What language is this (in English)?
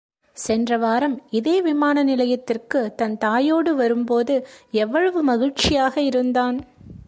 Tamil